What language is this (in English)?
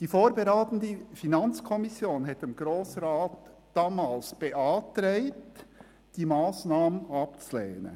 Swiss German